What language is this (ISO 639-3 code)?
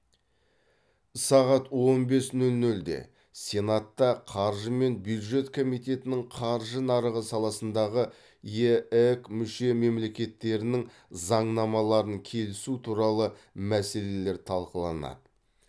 kaz